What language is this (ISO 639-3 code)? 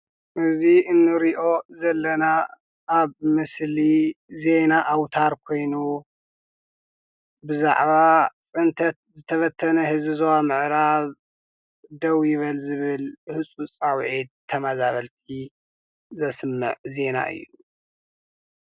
tir